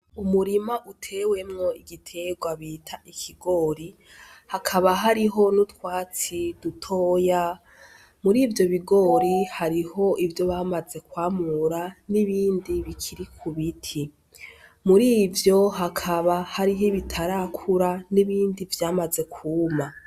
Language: Rundi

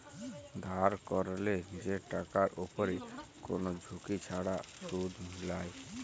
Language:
Bangla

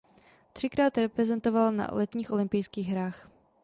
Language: Czech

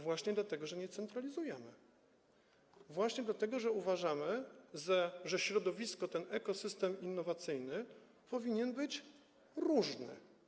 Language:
Polish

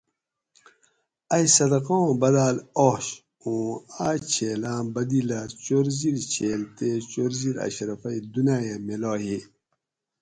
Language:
Gawri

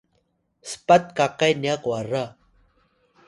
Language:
Atayal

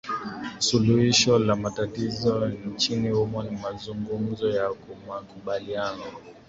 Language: Swahili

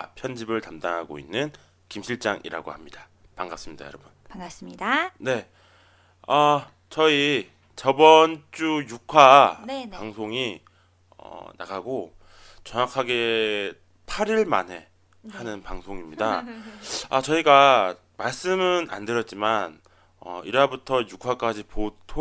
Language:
Korean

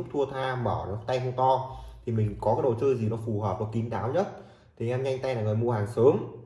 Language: Vietnamese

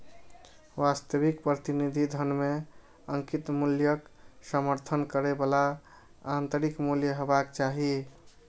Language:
Maithili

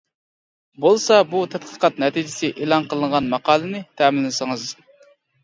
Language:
Uyghur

